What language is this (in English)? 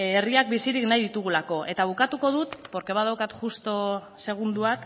Basque